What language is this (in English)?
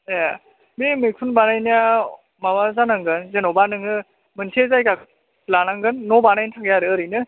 Bodo